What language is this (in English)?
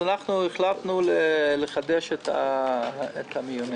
Hebrew